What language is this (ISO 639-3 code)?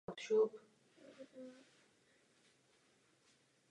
ces